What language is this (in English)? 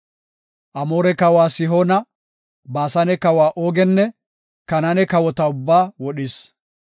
Gofa